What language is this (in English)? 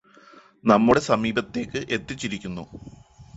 Malayalam